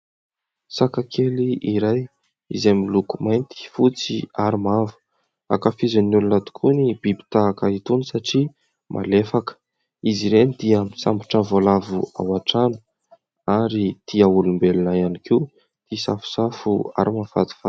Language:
Malagasy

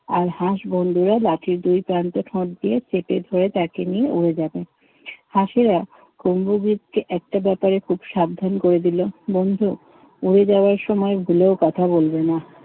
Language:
Bangla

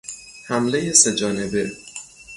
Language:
Persian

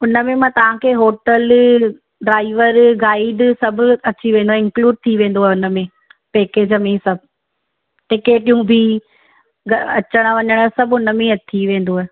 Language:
Sindhi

